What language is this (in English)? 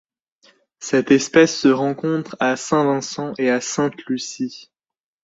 French